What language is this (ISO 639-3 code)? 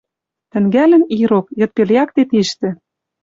mrj